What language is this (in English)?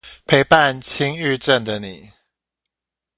Chinese